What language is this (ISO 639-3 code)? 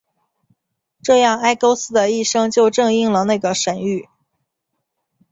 zho